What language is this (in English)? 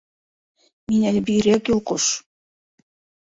Bashkir